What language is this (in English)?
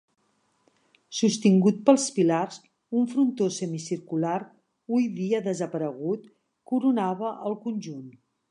Catalan